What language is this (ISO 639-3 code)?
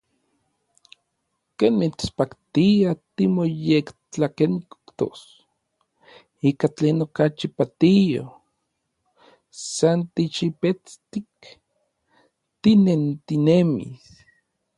nlv